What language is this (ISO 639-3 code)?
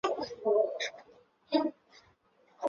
zho